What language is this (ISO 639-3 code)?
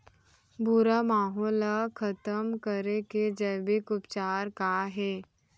hne